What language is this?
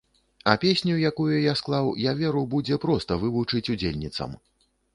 Belarusian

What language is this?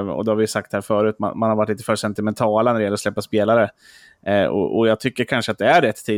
Swedish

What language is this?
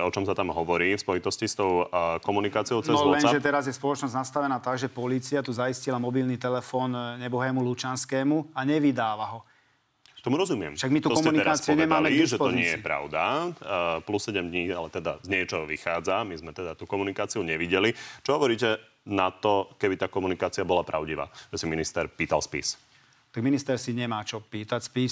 Slovak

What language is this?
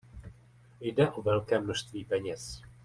Czech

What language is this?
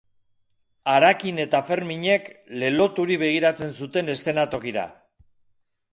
Basque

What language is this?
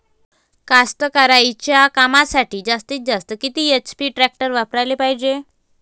Marathi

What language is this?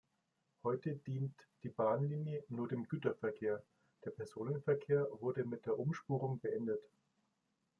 German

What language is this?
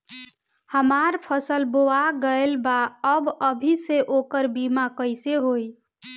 Bhojpuri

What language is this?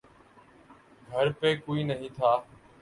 Urdu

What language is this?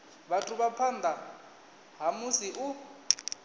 Venda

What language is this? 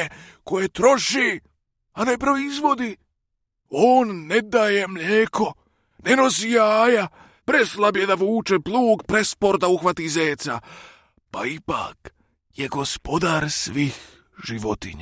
Croatian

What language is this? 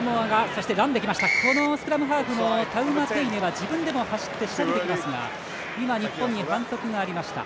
Japanese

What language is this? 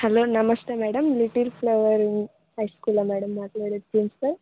Telugu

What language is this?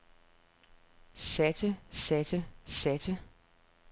Danish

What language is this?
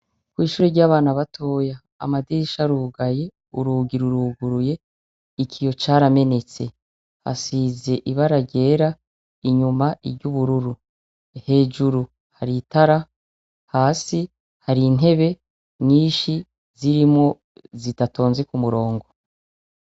Rundi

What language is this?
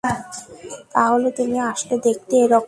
Bangla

